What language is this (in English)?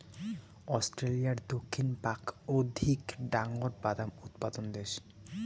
Bangla